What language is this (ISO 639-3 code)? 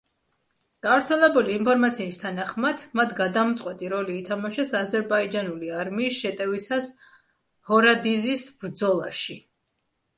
kat